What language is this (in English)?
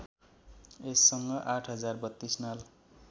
Nepali